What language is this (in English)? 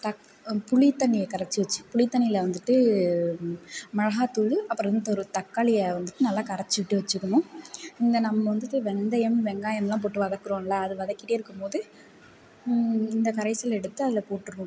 Tamil